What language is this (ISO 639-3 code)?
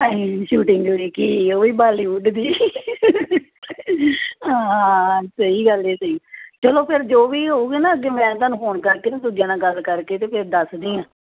pan